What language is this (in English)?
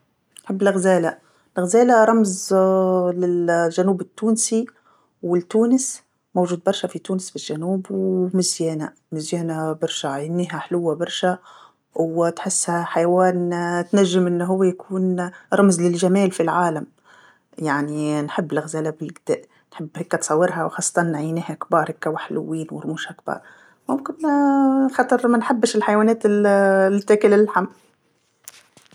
Tunisian Arabic